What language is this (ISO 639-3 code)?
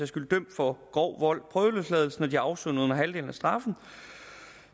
dan